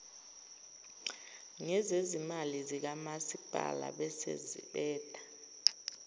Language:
Zulu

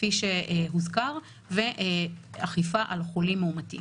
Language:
Hebrew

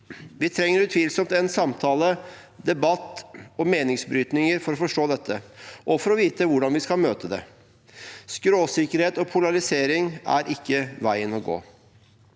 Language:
Norwegian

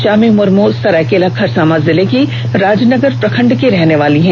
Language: Hindi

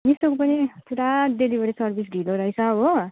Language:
Nepali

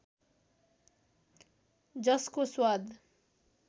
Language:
Nepali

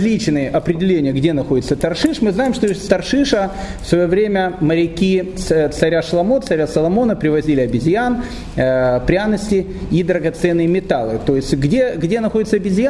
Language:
Russian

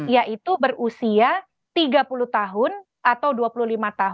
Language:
Indonesian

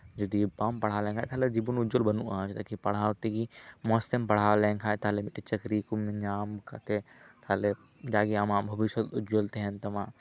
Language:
Santali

